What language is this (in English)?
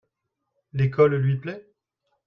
French